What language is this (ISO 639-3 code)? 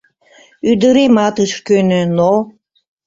chm